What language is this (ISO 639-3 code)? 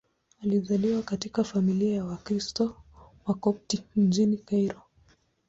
swa